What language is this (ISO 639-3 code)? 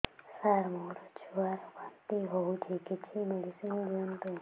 ori